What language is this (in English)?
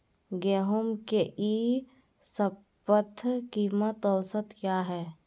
Magahi